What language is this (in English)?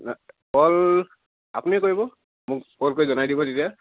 Assamese